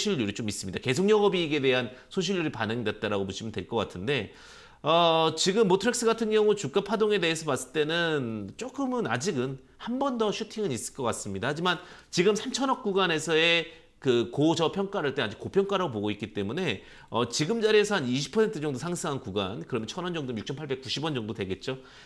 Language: Korean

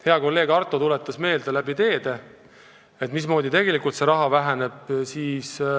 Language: Estonian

